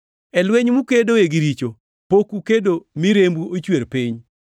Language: Luo (Kenya and Tanzania)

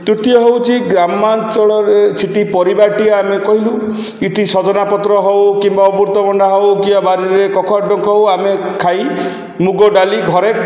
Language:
Odia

